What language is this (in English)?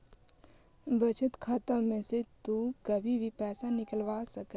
Magahi